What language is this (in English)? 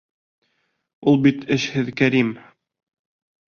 Bashkir